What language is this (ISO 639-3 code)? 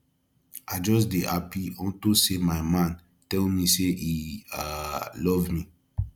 pcm